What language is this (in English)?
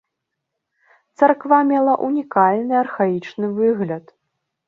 Belarusian